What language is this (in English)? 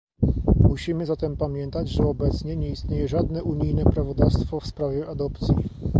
Polish